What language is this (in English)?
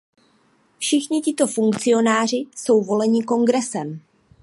Czech